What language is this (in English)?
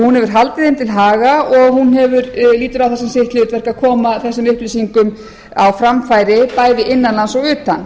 Icelandic